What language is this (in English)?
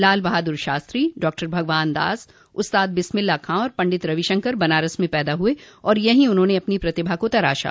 Hindi